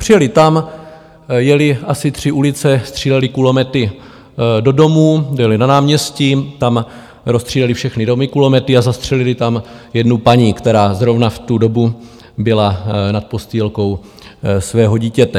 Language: Czech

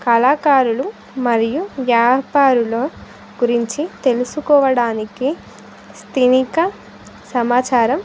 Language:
Telugu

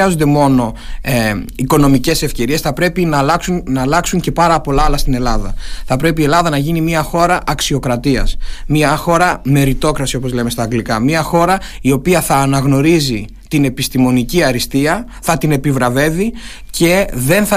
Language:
Greek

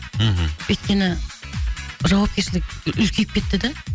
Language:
Kazakh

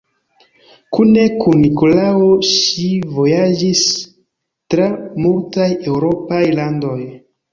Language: Esperanto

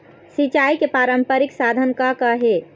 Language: Chhattisgarhi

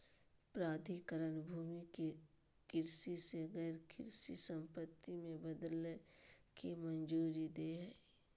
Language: Magahi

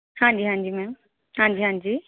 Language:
Punjabi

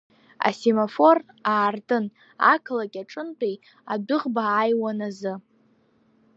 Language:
Abkhazian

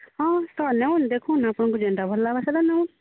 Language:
Odia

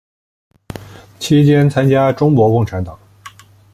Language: Chinese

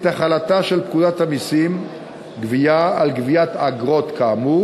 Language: Hebrew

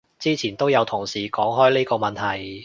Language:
Cantonese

